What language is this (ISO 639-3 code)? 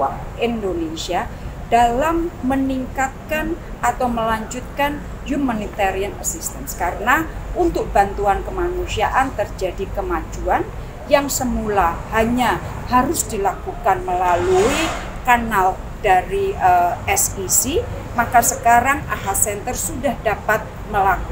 ind